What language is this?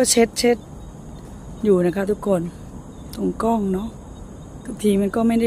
Thai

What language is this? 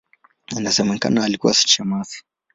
Swahili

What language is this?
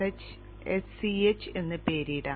Malayalam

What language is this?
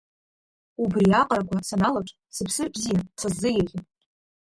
Abkhazian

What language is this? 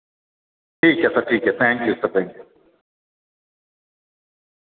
Dogri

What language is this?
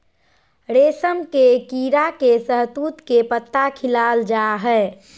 Magahi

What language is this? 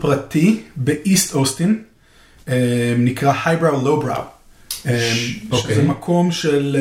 Hebrew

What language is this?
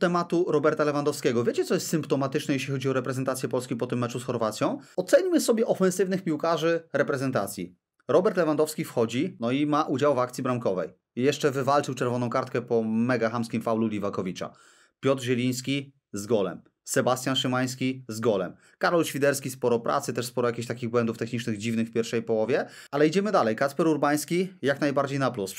Polish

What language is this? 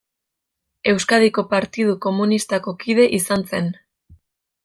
Basque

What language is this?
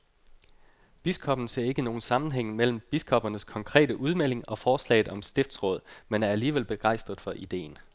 Danish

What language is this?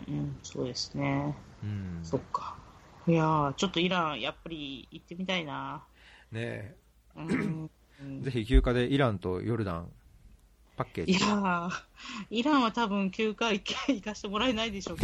Japanese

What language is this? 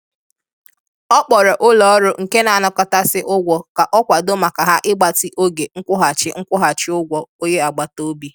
Igbo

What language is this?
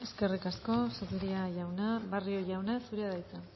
Basque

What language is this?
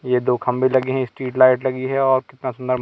Hindi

